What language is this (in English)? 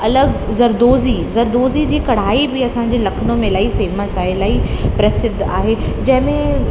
Sindhi